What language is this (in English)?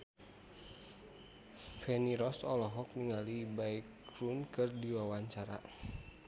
Sundanese